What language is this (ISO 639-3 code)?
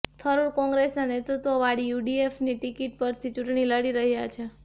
guj